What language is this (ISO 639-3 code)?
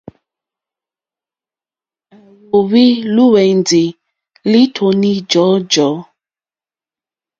bri